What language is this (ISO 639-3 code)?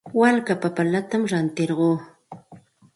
qxt